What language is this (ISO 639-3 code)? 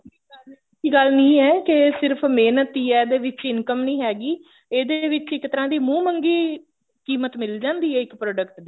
pan